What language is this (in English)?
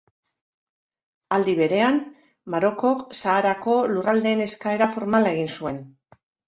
Basque